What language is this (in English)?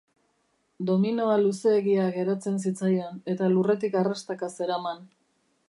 Basque